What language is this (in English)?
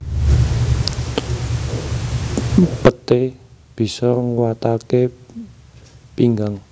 Javanese